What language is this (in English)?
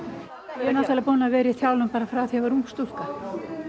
Icelandic